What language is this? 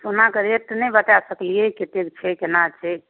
Maithili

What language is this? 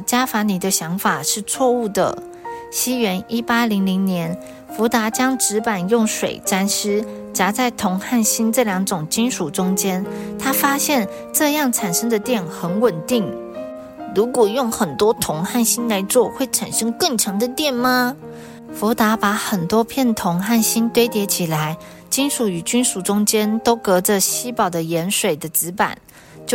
Chinese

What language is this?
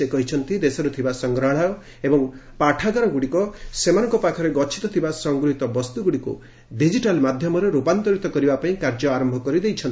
Odia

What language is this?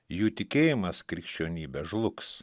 Lithuanian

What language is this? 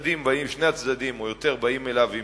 Hebrew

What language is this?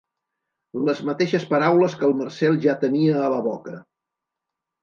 Catalan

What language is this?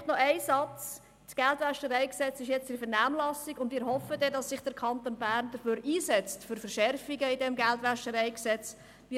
Swiss German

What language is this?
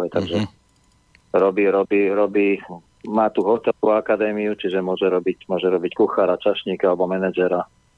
Slovak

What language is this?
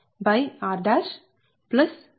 Telugu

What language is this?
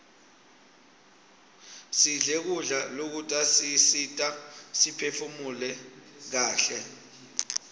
Swati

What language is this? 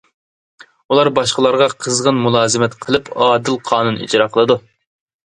Uyghur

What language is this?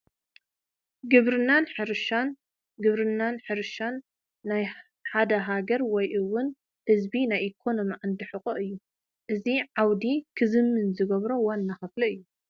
Tigrinya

